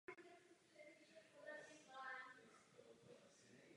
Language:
Czech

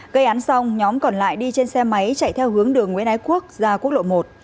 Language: Vietnamese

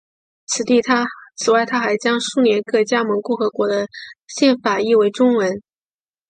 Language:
Chinese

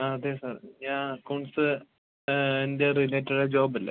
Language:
Malayalam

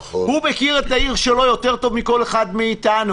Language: Hebrew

